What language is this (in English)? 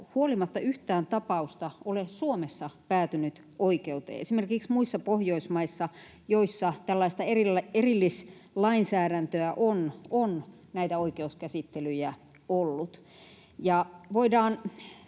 Finnish